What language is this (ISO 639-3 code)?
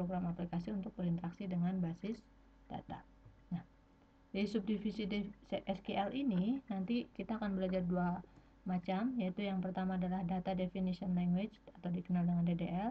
ind